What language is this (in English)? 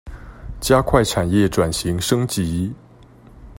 Chinese